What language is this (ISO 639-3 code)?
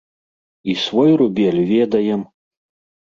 bel